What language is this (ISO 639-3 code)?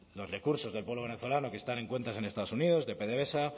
spa